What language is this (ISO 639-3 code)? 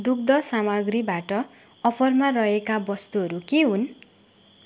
nep